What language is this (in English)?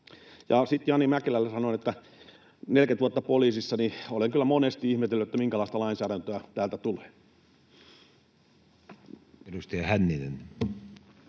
Finnish